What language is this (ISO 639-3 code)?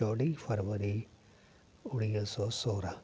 snd